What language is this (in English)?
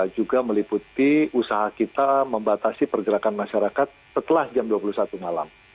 Indonesian